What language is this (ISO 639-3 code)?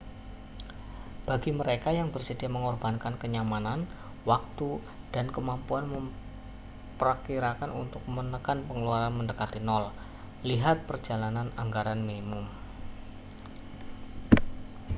ind